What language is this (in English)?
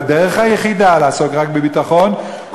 Hebrew